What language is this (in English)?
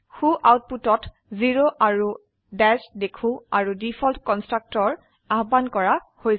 Assamese